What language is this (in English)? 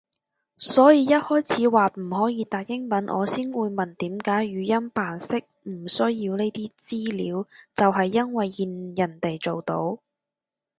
Cantonese